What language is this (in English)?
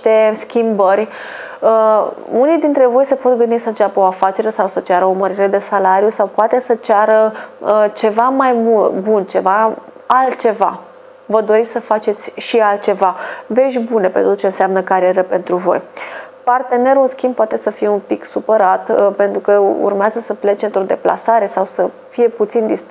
Romanian